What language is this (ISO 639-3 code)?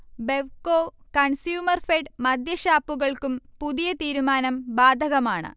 mal